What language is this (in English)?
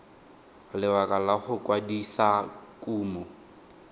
Tswana